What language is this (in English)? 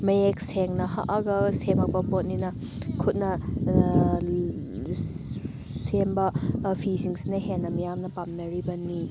Manipuri